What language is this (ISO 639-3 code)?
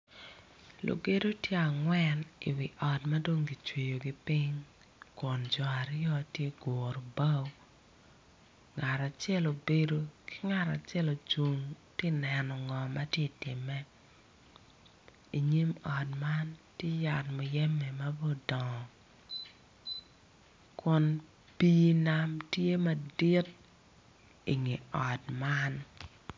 ach